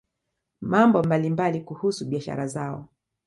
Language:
Swahili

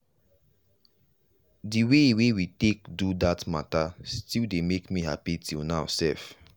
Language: Nigerian Pidgin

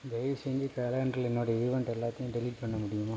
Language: Tamil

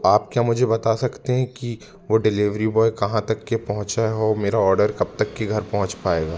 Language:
Hindi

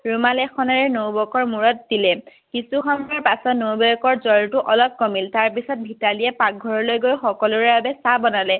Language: Assamese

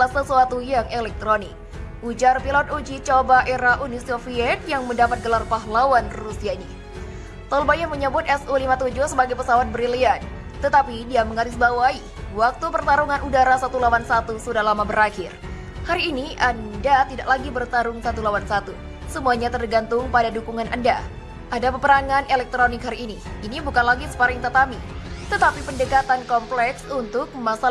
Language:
Indonesian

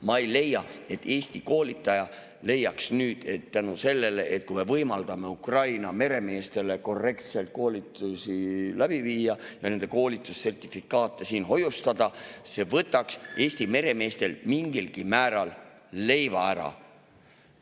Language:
Estonian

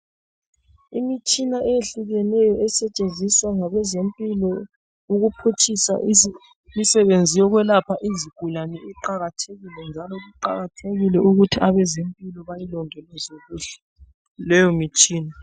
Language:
North Ndebele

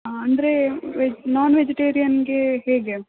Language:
Kannada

